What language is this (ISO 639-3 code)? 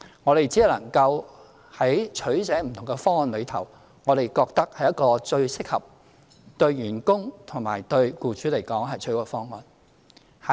yue